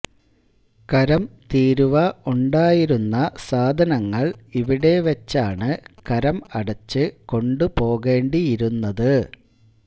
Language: Malayalam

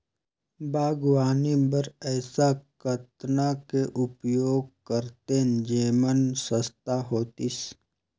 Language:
Chhattisgarhi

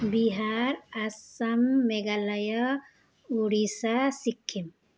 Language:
Nepali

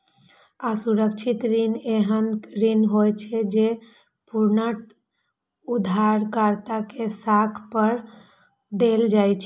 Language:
Maithili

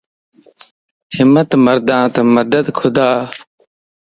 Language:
Lasi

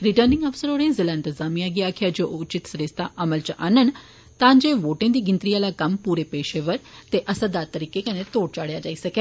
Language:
Dogri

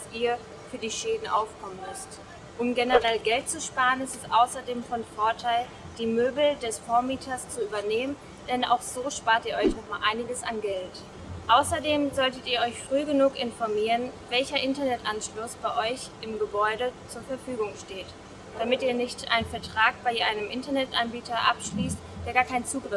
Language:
German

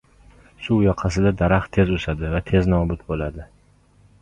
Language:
Uzbek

